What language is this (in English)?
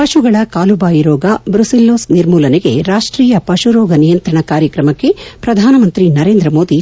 Kannada